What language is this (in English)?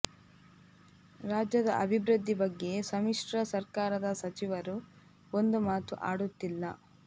Kannada